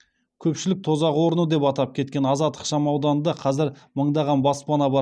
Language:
Kazakh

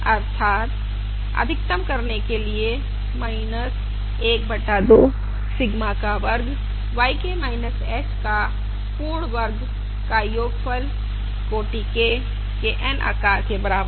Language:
Hindi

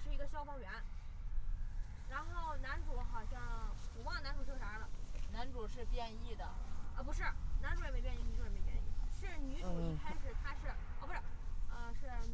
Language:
Chinese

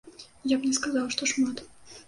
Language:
Belarusian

